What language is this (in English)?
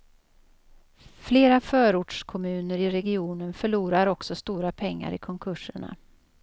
Swedish